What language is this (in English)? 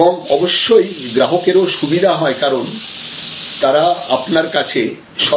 Bangla